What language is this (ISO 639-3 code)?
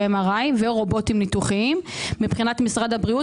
heb